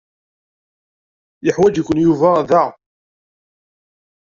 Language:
Kabyle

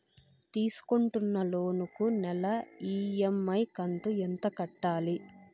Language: Telugu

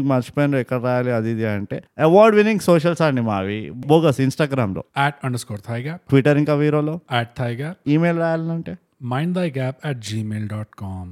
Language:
Telugu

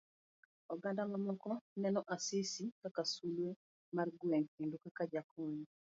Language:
Luo (Kenya and Tanzania)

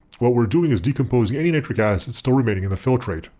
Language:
English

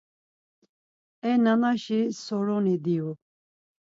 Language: Laz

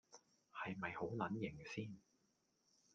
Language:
Cantonese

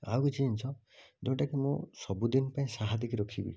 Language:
Odia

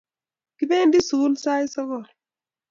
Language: Kalenjin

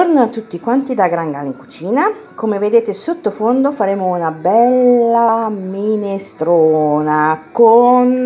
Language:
Italian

